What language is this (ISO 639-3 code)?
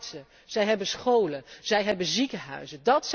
nld